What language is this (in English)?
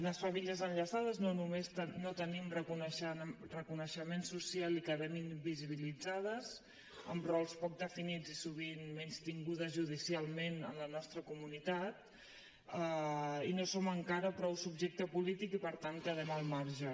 Catalan